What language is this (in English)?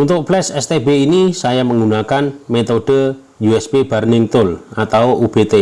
Indonesian